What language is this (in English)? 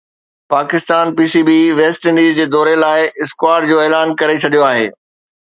Sindhi